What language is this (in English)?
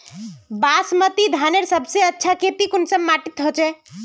Magahi